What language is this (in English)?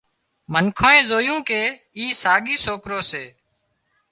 Wadiyara Koli